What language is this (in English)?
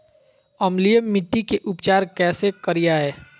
Magahi